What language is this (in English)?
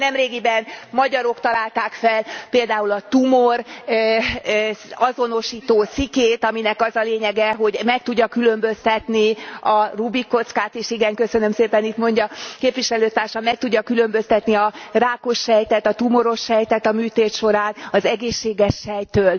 Hungarian